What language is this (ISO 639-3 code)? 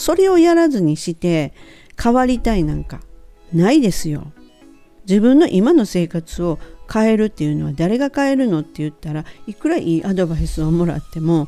jpn